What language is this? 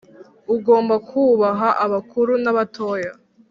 Kinyarwanda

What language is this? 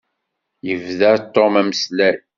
Kabyle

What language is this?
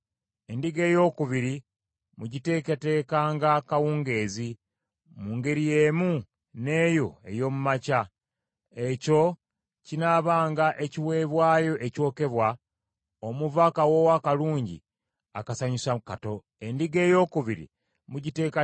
Ganda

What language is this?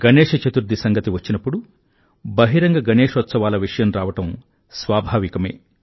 Telugu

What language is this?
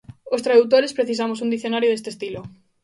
Galician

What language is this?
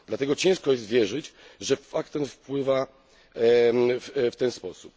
Polish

